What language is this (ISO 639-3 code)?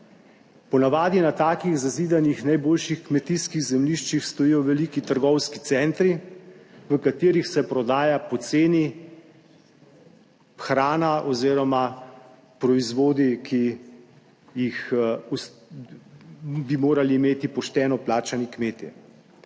slv